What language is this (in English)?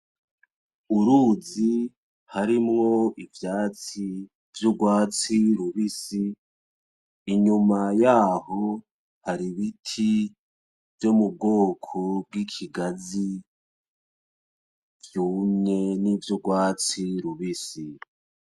Rundi